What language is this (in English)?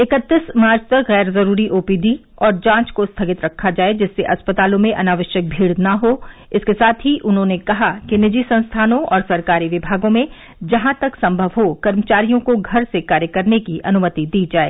Hindi